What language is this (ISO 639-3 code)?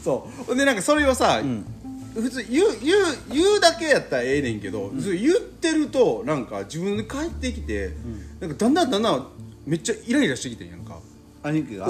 jpn